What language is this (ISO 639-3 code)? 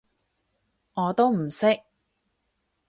yue